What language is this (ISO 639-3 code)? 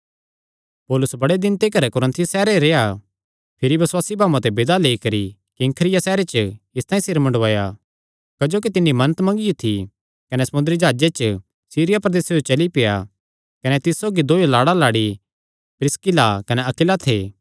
xnr